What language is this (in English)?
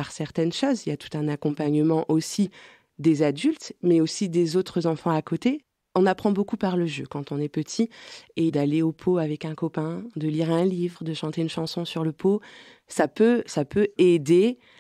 French